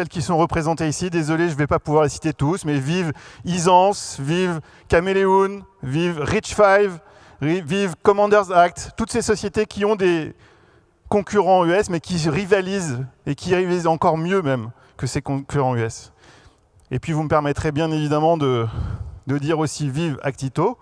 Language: French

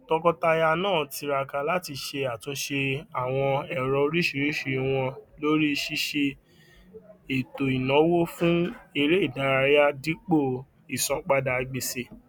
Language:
Yoruba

